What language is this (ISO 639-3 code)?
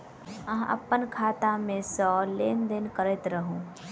mai